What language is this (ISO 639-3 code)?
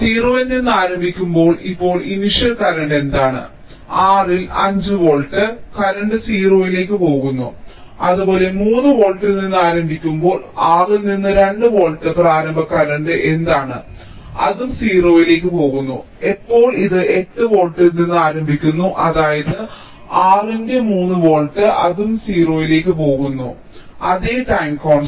mal